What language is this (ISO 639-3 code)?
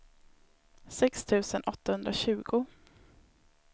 swe